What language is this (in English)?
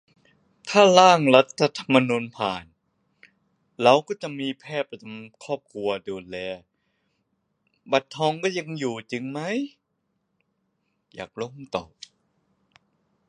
Thai